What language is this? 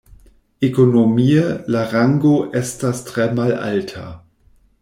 Esperanto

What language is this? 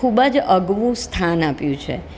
Gujarati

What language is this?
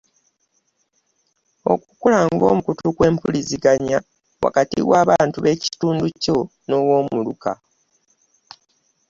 Ganda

